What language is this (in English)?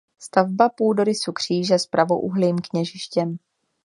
Czech